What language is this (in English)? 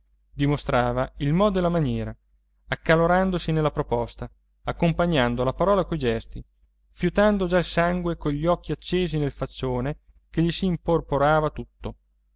Italian